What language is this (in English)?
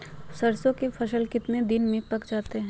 Magahi